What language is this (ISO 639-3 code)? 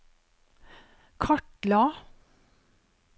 nor